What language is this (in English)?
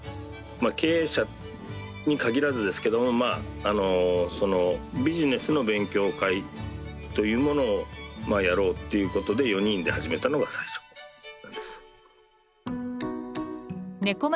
Japanese